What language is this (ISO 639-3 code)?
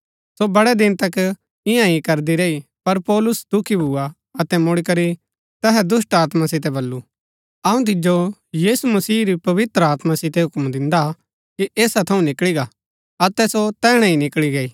gbk